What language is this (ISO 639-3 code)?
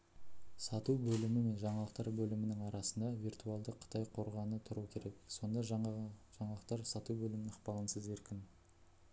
kaz